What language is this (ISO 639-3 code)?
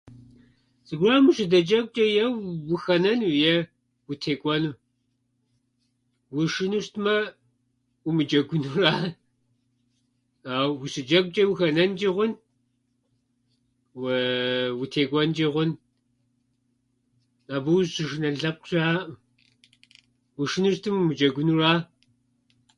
kbd